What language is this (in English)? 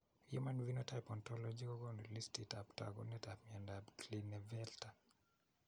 Kalenjin